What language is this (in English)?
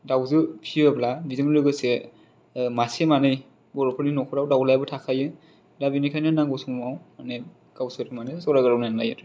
Bodo